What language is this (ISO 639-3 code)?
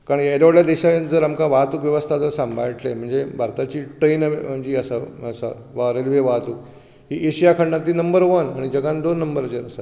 kok